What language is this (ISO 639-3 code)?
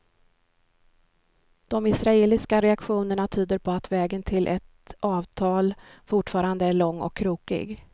swe